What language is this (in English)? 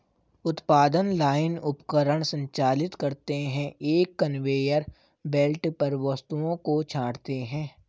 Hindi